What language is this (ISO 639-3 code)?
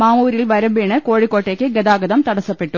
mal